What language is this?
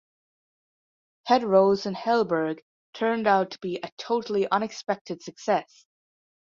English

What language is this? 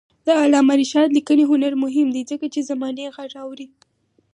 Pashto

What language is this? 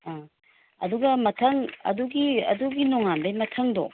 Manipuri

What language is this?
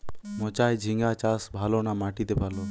Bangla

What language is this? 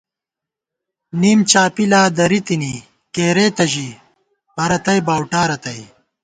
Gawar-Bati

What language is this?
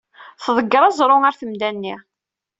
Kabyle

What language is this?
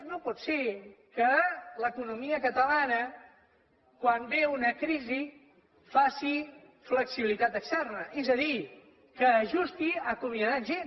Catalan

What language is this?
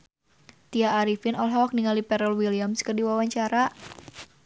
Sundanese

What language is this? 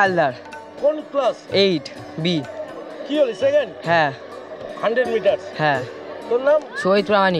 Bangla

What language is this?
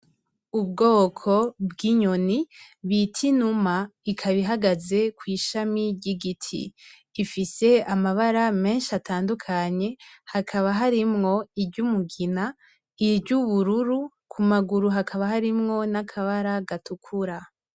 Rundi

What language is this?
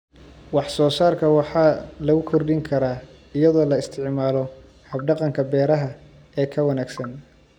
Somali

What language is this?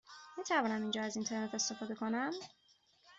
Persian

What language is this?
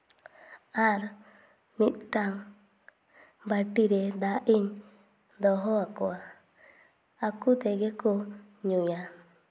Santali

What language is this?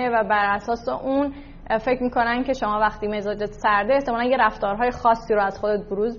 Persian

